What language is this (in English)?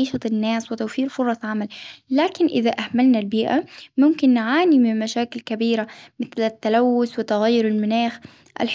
Hijazi Arabic